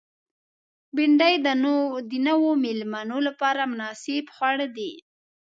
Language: Pashto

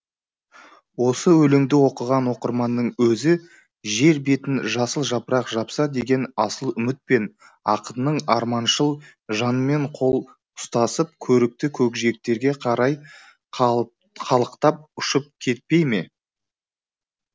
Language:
Kazakh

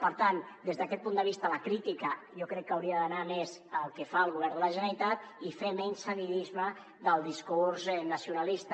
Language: Catalan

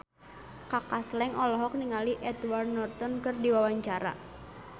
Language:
Sundanese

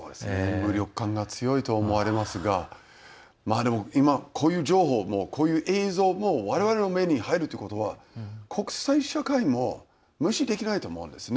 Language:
Japanese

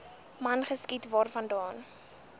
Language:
Afrikaans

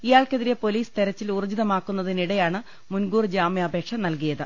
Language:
Malayalam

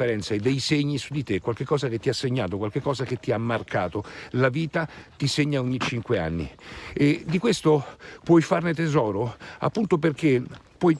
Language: Italian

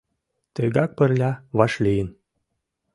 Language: Mari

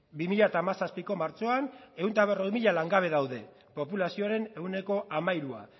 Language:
Basque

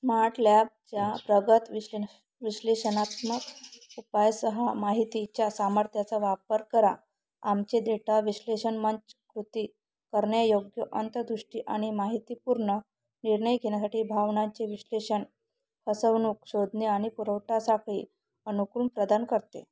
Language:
Marathi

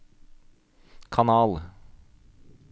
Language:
Norwegian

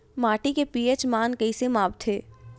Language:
Chhattisgarhi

